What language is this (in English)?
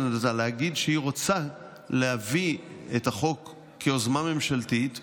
Hebrew